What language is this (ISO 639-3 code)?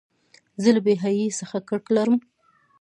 pus